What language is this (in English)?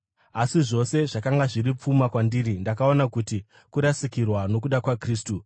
Shona